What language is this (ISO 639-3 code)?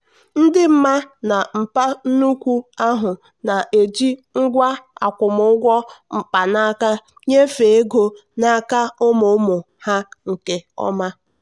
ibo